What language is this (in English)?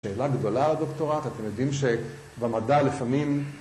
Hebrew